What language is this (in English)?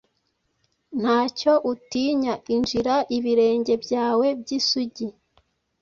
Kinyarwanda